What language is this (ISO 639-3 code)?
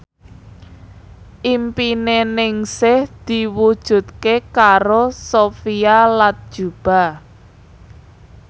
jav